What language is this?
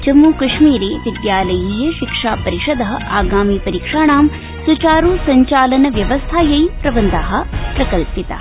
Sanskrit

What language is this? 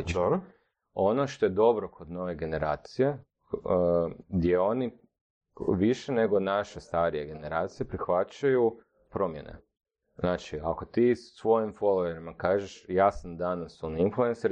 Croatian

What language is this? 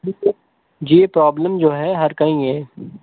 Urdu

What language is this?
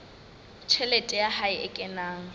Southern Sotho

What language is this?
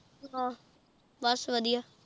Punjabi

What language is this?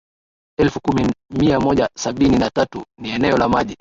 Swahili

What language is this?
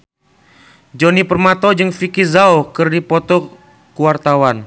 Sundanese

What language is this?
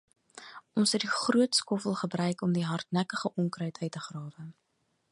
Afrikaans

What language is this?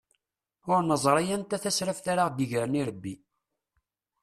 Kabyle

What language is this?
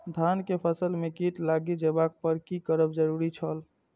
Maithili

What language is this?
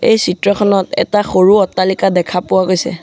Assamese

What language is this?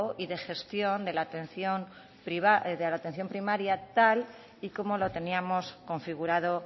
Spanish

